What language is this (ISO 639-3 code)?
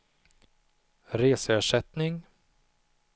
swe